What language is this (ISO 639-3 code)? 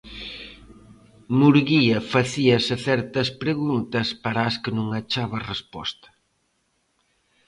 glg